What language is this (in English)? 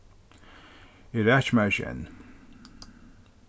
Faroese